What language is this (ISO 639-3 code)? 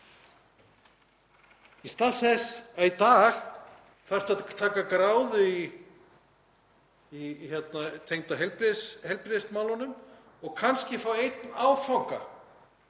isl